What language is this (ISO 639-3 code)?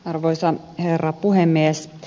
fin